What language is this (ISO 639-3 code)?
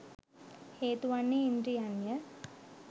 sin